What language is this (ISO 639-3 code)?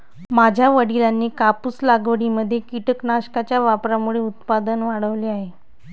mar